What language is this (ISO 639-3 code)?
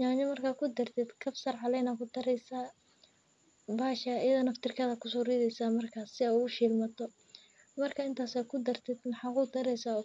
som